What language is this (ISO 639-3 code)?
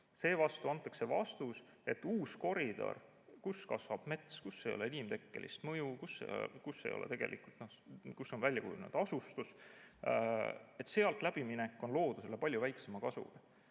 est